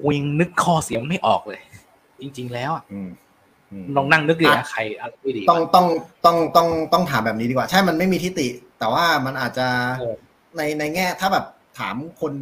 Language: Thai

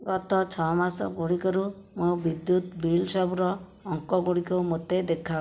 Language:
Odia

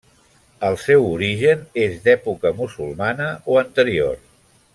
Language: Catalan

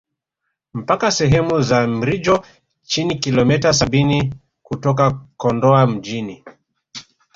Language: Swahili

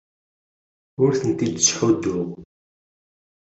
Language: Kabyle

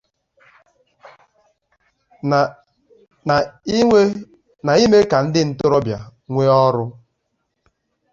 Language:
Igbo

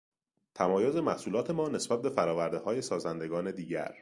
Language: Persian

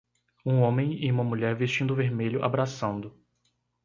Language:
Portuguese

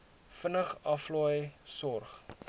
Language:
Afrikaans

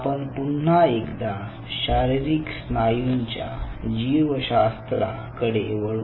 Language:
Marathi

